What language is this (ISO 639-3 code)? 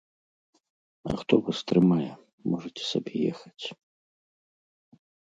bel